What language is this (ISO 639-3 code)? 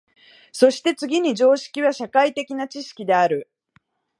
jpn